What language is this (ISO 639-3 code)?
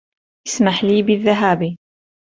ara